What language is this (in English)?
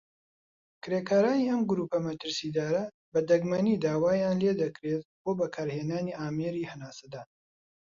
Central Kurdish